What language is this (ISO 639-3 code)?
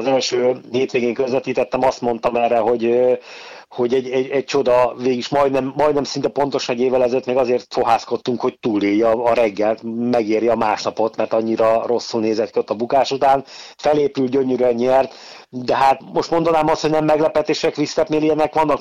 hun